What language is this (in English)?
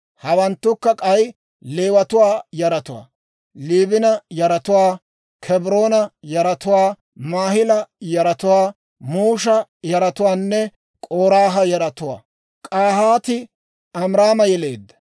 Dawro